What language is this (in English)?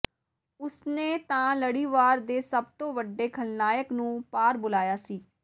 Punjabi